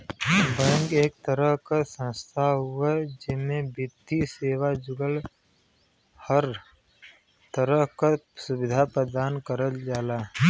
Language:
Bhojpuri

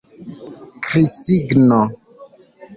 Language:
Esperanto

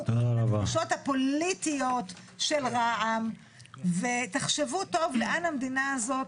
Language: Hebrew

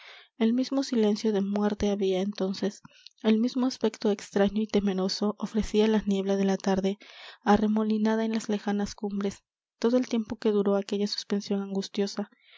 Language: Spanish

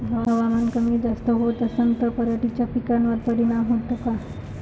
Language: Marathi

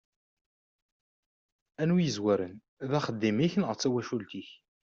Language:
Kabyle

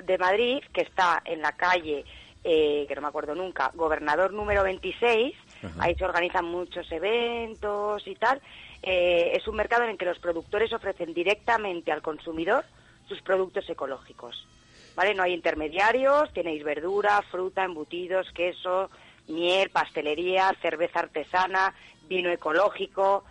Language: Spanish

